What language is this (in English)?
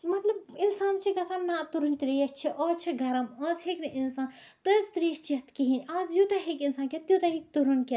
Kashmiri